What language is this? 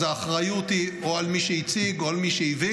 Hebrew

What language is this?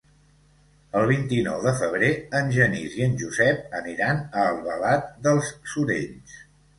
Catalan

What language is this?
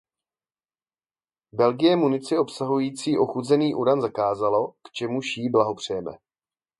Czech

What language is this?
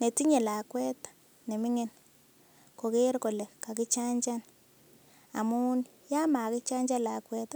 Kalenjin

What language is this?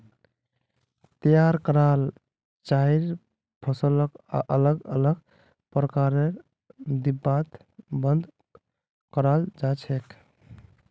Magahi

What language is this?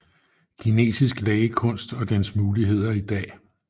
Danish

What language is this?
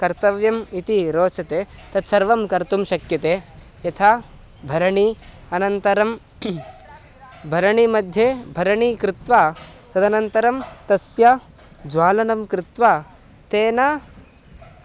Sanskrit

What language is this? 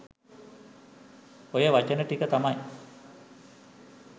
Sinhala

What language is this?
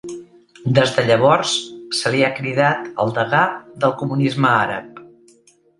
Catalan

